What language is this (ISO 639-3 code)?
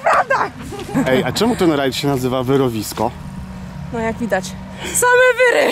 pol